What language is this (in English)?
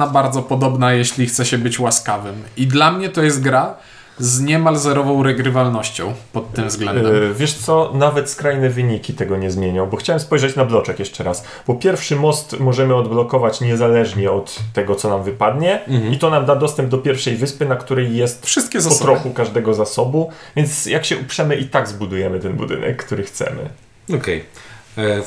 Polish